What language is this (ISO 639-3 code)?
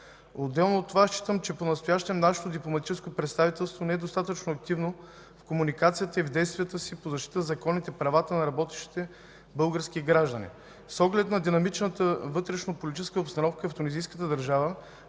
bul